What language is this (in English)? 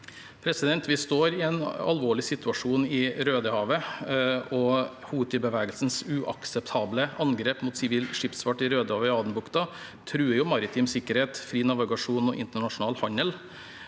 Norwegian